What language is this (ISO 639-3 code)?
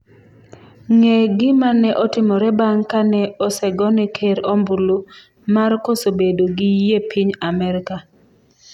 luo